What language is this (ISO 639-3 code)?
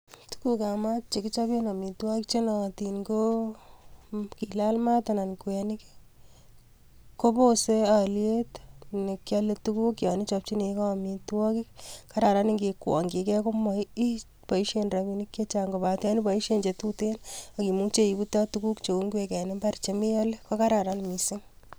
kln